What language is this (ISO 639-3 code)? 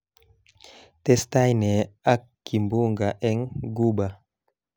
kln